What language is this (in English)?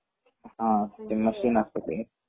Marathi